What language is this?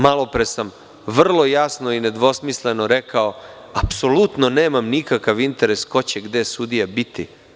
Serbian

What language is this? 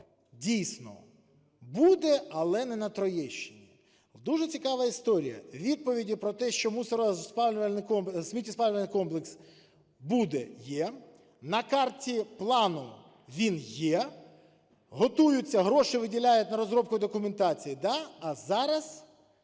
Ukrainian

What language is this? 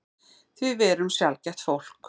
Icelandic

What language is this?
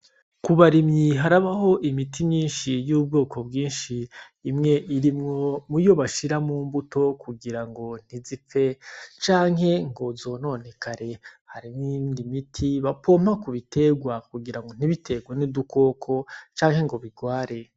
Rundi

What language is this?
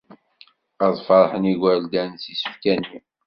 Kabyle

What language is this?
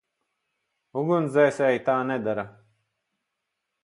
Latvian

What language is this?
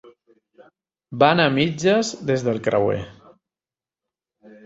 Catalan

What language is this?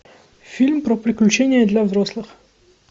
Russian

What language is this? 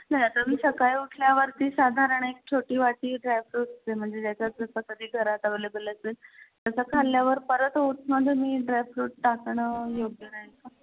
Marathi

